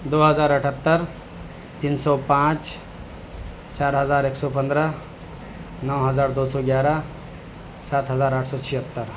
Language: Urdu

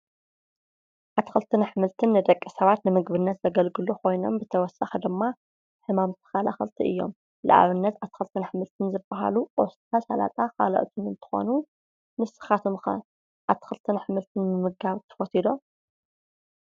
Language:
Tigrinya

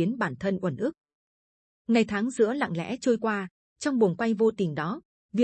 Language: Vietnamese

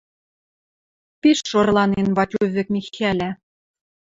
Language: Western Mari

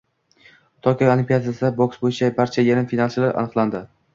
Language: Uzbek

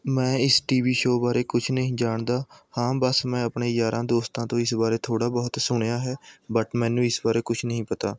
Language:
Punjabi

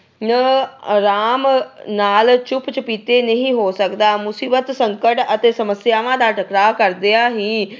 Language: Punjabi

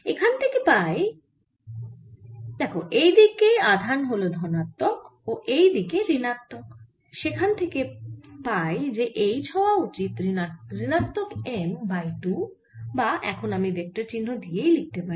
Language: Bangla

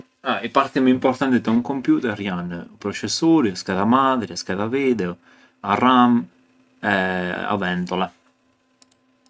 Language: Arbëreshë Albanian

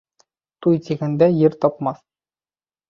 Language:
Bashkir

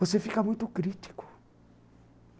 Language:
Portuguese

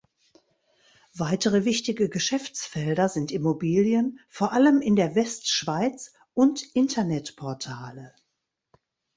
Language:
German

